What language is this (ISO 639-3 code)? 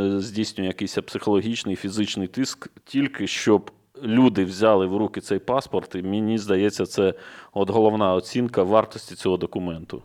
ukr